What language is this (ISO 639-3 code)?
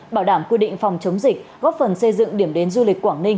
vie